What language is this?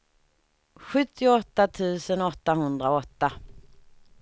Swedish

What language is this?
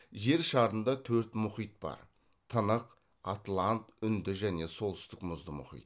Kazakh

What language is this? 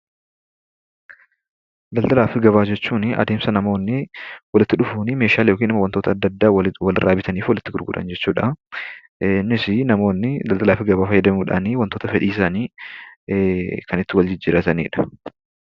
Oromo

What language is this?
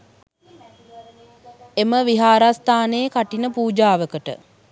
Sinhala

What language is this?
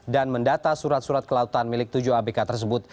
Indonesian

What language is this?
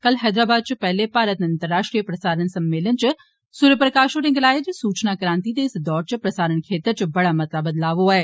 Dogri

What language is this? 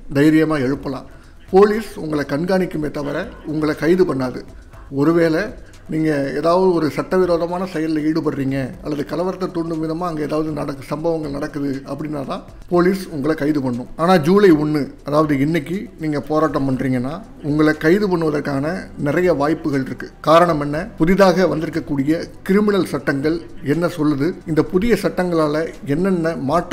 Korean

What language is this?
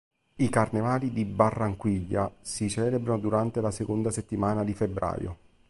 Italian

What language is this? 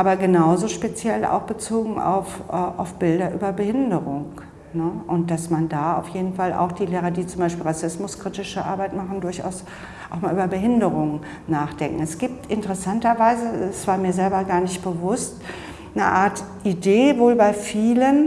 German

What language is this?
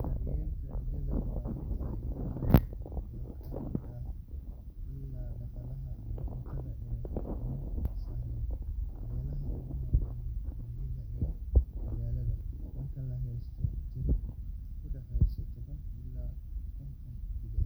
Somali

